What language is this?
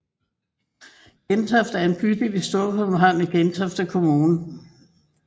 Danish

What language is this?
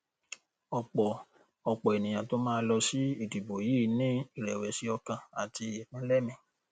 Yoruba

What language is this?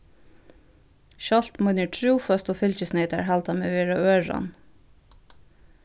Faroese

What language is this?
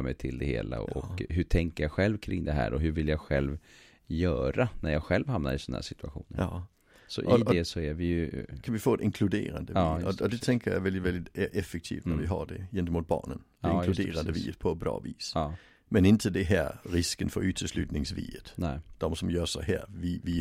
Swedish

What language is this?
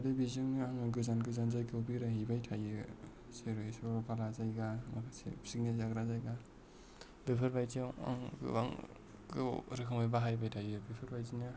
Bodo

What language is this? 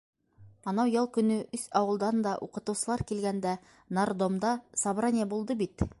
Bashkir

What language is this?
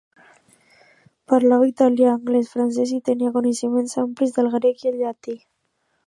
Catalan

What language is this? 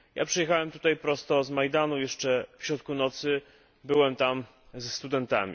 Polish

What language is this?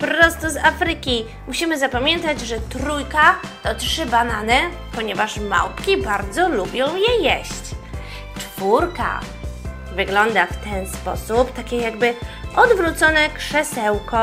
Polish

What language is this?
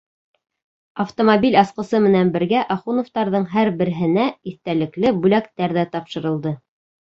Bashkir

